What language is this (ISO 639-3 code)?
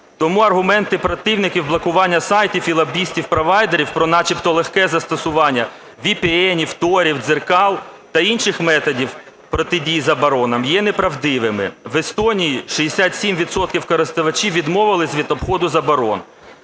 ukr